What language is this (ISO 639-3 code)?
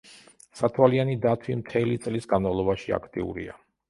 kat